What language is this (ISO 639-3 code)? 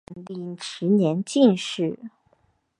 zho